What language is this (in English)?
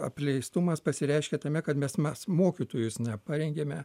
Lithuanian